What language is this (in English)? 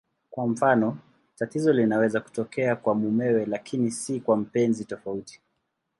Swahili